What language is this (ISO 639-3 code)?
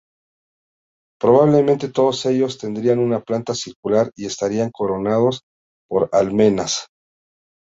spa